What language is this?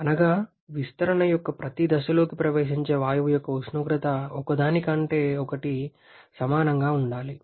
Telugu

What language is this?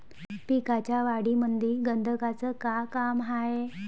Marathi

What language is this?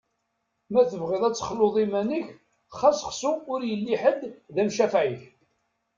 Kabyle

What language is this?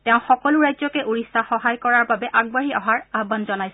Assamese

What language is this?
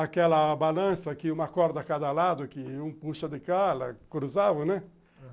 Portuguese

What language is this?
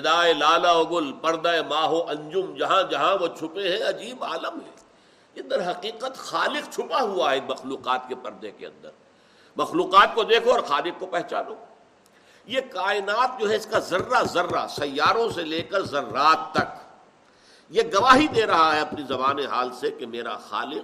Urdu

